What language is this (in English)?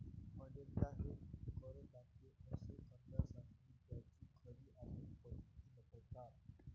Marathi